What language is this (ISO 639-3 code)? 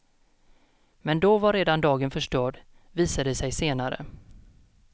swe